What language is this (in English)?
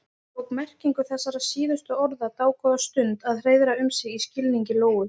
Icelandic